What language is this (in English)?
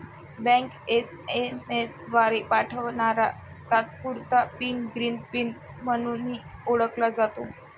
Marathi